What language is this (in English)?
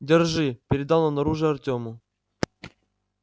Russian